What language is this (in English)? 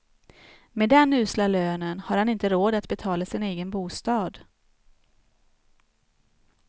Swedish